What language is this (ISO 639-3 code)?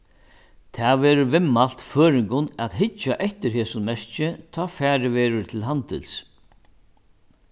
fao